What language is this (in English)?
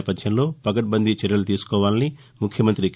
Telugu